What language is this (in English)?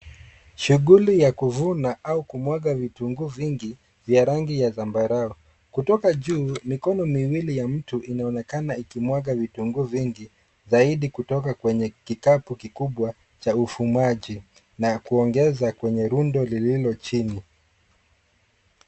Swahili